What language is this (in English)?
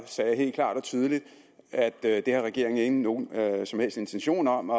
Danish